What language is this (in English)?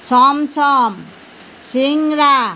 Assamese